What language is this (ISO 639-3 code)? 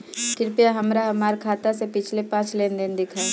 bho